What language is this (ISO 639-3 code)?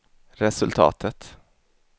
swe